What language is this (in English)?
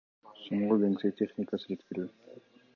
Kyrgyz